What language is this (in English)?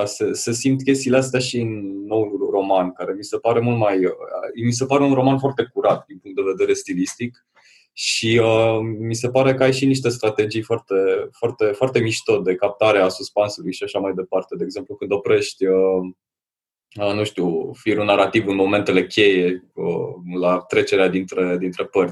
Romanian